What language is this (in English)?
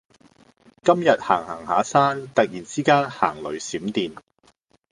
Cantonese